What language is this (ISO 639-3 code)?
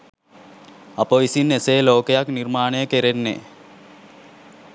sin